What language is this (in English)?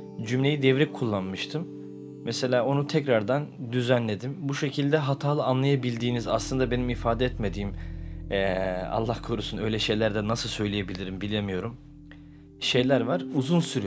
Turkish